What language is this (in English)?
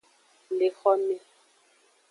Aja (Benin)